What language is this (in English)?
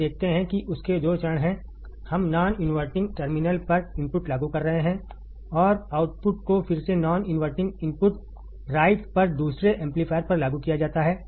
Hindi